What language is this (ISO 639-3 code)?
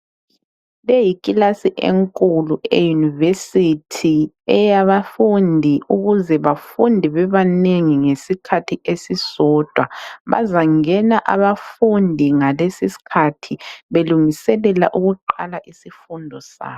nde